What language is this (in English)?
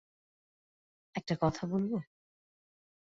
Bangla